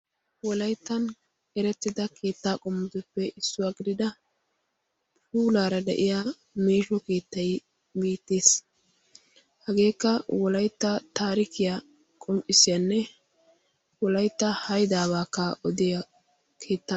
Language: Wolaytta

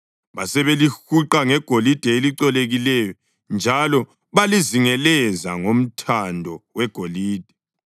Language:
North Ndebele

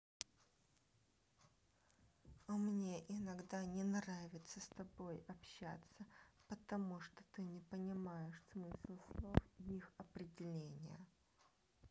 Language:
Russian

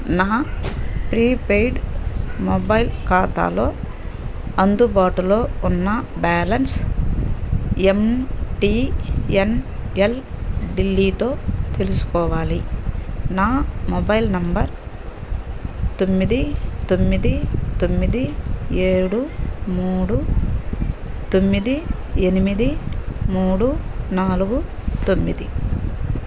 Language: Telugu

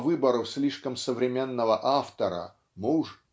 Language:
Russian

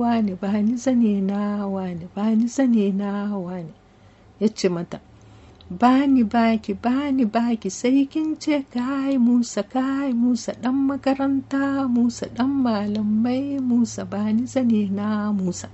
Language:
French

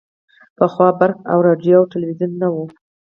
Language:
Pashto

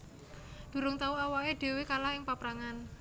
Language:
Javanese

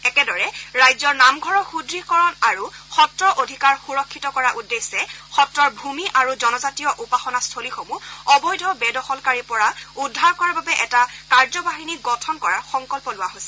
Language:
Assamese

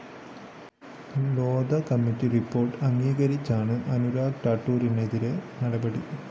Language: Malayalam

